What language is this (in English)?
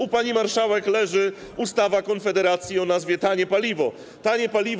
Polish